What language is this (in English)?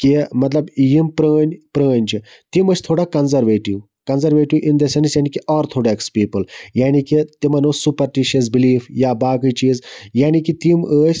Kashmiri